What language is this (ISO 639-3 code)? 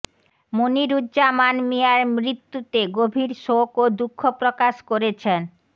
ben